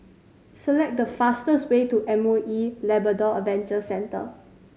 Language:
English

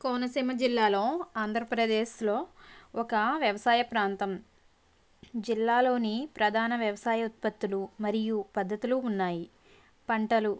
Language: Telugu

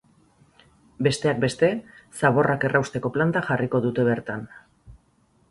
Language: Basque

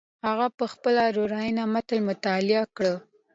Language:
Pashto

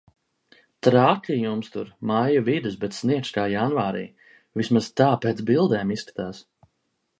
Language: Latvian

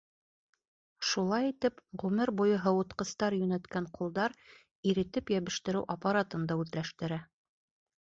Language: Bashkir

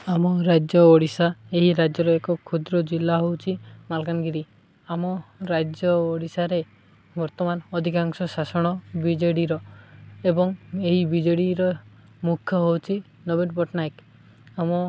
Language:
Odia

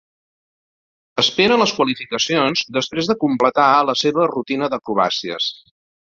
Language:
Catalan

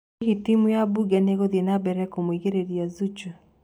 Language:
Kikuyu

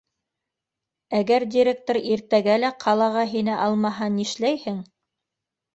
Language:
Bashkir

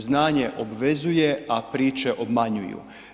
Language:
Croatian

